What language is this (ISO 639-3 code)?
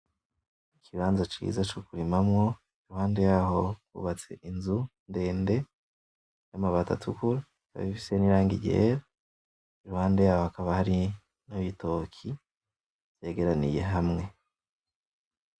run